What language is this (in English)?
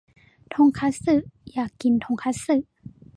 Thai